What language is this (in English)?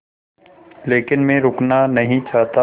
Hindi